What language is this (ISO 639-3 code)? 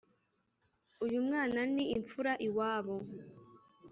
kin